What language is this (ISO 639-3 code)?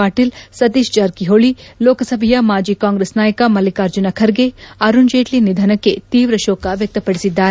kan